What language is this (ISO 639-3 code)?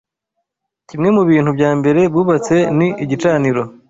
kin